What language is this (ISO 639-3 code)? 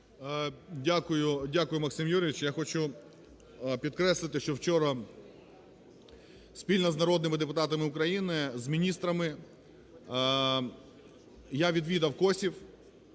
ukr